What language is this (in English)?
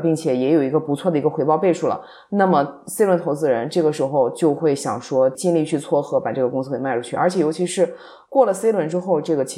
Chinese